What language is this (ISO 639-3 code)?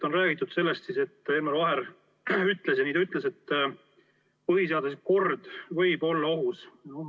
est